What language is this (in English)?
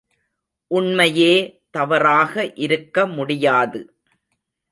Tamil